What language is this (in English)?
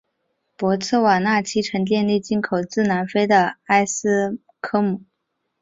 Chinese